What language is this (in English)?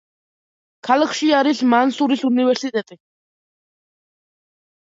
Georgian